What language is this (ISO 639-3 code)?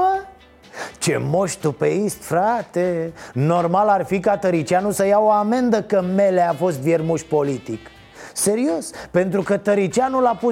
ron